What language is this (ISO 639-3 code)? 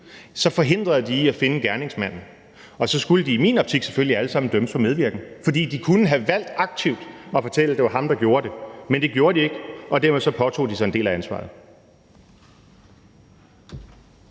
dan